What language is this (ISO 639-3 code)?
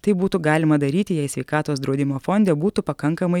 lit